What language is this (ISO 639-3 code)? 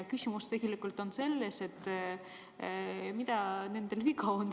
est